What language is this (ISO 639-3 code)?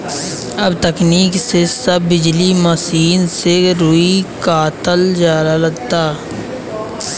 bho